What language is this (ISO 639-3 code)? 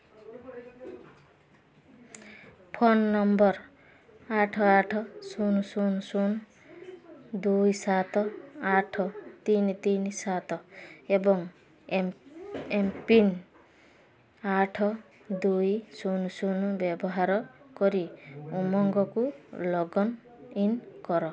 ori